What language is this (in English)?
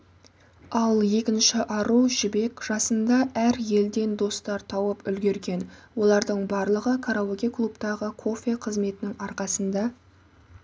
Kazakh